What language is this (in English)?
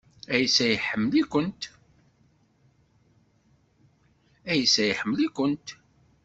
Kabyle